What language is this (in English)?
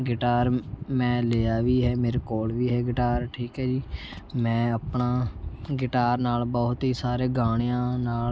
Punjabi